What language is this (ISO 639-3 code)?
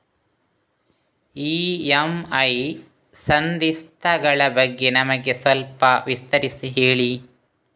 kan